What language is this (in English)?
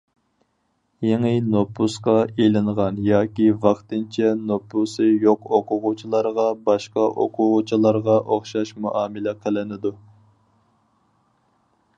Uyghur